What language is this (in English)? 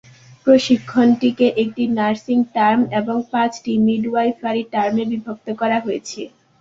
Bangla